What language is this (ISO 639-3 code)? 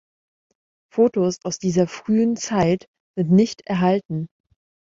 deu